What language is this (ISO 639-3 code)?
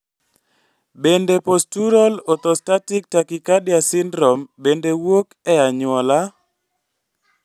luo